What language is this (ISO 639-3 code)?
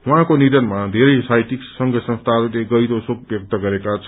nep